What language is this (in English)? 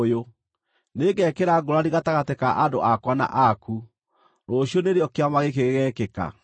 Kikuyu